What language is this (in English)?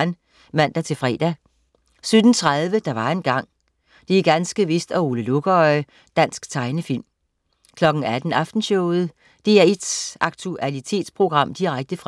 Danish